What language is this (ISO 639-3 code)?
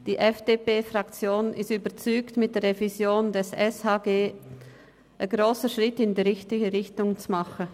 gsw